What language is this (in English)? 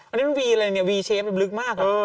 Thai